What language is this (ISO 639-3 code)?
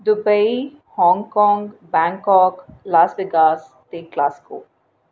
doi